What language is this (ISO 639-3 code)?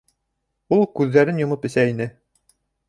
bak